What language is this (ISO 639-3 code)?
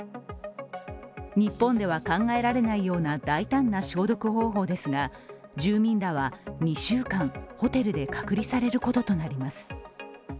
jpn